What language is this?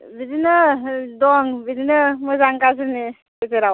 Bodo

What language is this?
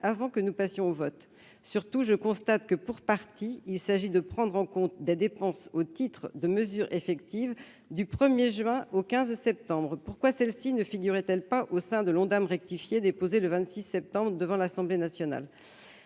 French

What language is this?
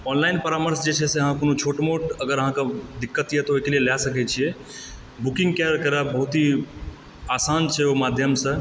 Maithili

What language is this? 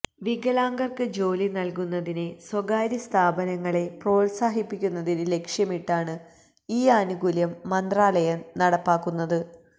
Malayalam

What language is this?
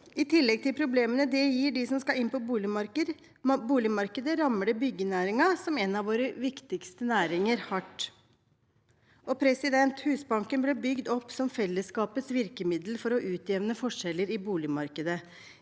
Norwegian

